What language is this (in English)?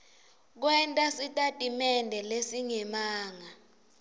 Swati